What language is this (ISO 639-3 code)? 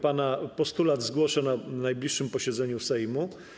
pol